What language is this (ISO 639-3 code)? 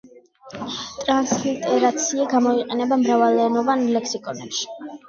kat